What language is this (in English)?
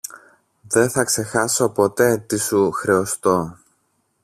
Greek